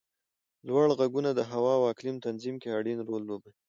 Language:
Pashto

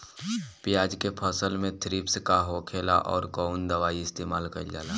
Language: Bhojpuri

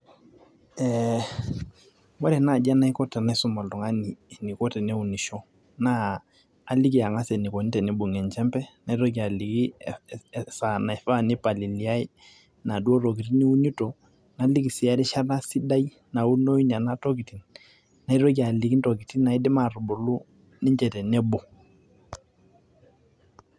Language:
Masai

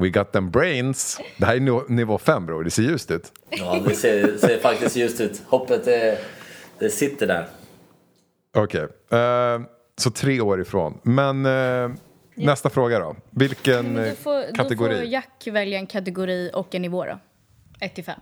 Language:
Swedish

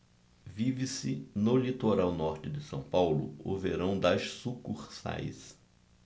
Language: Portuguese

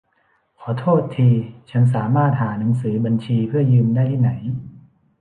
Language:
Thai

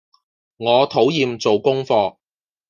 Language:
Cantonese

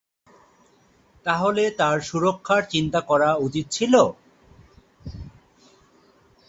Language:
Bangla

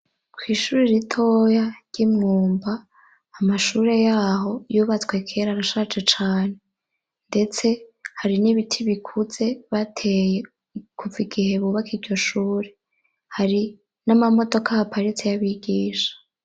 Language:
Rundi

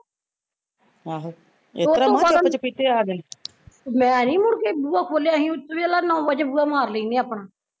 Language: Punjabi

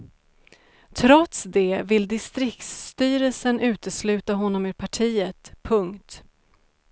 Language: Swedish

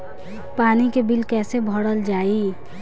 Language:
Bhojpuri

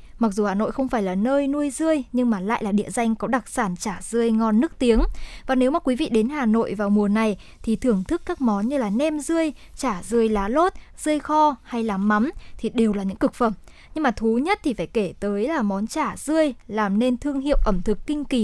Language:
Vietnamese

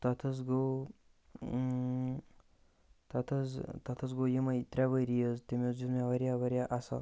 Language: Kashmiri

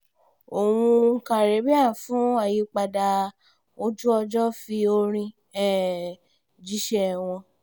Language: Yoruba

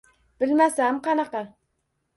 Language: Uzbek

